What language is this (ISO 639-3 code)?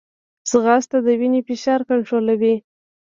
pus